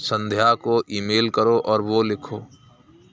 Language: Urdu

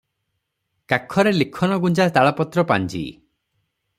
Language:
Odia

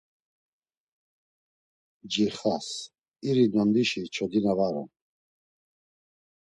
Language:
Laz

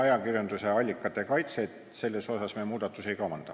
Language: Estonian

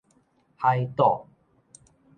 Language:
Min Nan Chinese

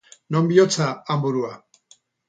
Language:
Basque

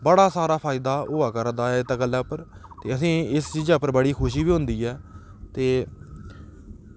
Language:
Dogri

